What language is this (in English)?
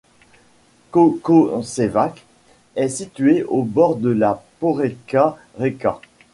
French